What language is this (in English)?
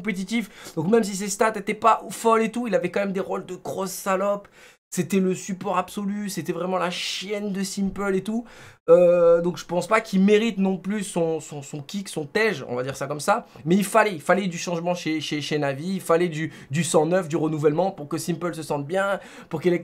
French